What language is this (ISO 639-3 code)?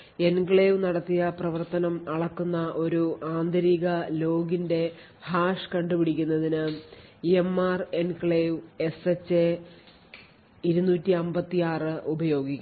mal